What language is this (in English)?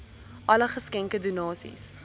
Afrikaans